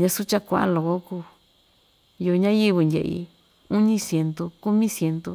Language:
Ixtayutla Mixtec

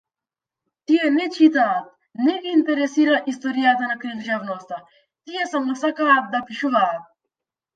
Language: Macedonian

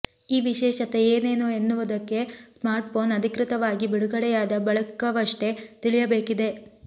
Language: Kannada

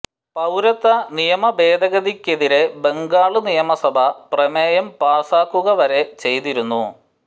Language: Malayalam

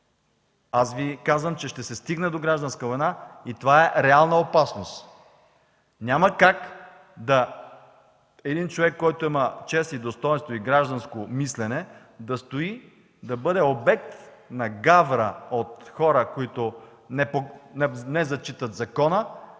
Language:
Bulgarian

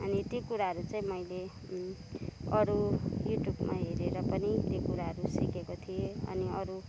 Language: Nepali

